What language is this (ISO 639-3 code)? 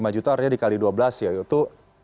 ind